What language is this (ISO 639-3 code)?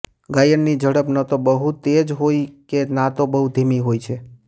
guj